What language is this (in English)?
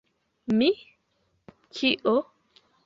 Esperanto